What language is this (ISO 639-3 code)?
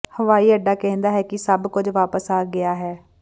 pan